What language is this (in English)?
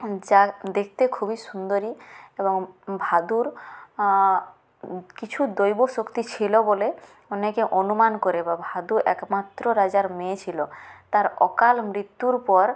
Bangla